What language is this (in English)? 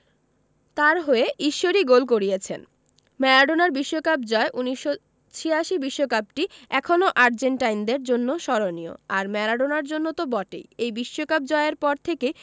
Bangla